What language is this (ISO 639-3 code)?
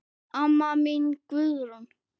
isl